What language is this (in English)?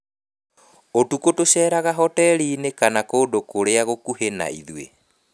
Kikuyu